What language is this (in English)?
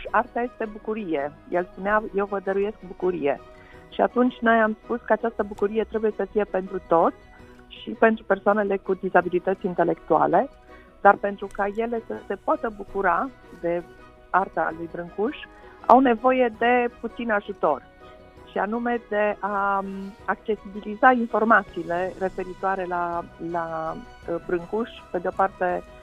Romanian